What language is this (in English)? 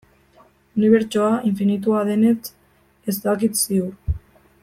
Basque